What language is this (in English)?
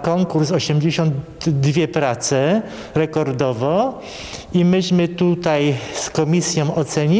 Polish